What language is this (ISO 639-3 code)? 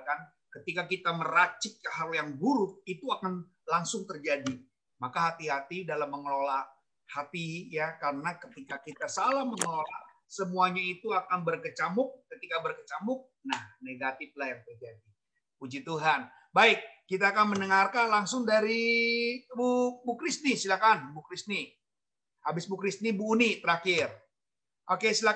ind